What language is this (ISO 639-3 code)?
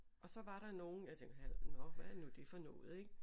dan